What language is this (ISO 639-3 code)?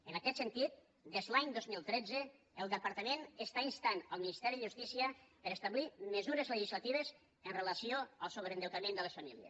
cat